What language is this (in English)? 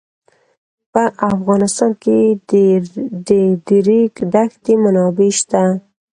Pashto